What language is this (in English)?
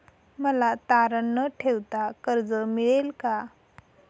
Marathi